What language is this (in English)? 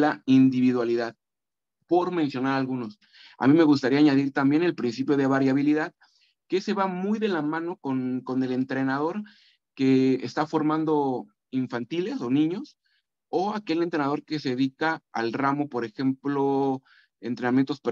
Spanish